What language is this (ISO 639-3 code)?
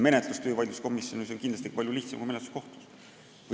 est